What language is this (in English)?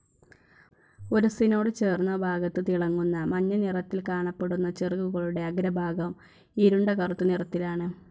Malayalam